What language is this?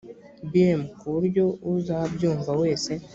Kinyarwanda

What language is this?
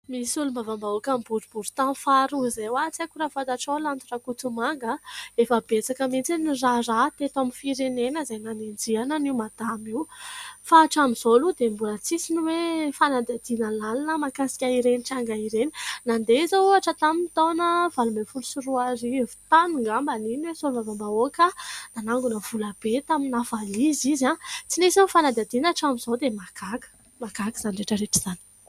Malagasy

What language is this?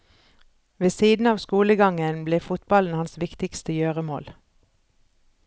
Norwegian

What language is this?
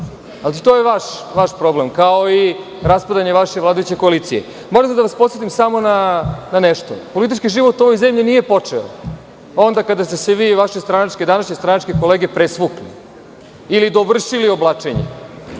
Serbian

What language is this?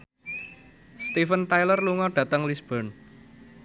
Javanese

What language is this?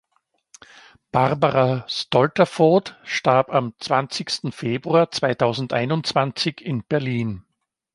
German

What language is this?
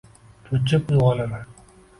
Uzbek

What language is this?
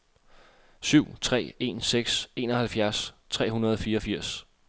Danish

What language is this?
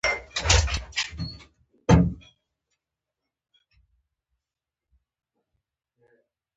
Pashto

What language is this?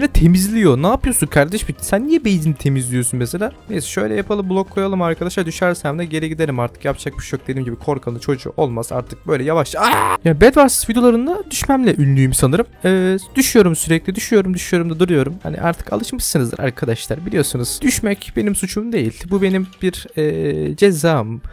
Turkish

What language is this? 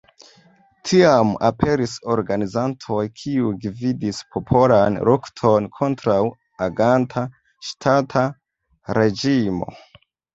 Esperanto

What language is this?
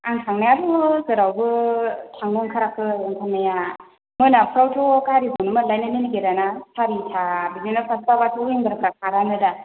Bodo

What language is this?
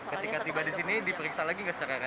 Indonesian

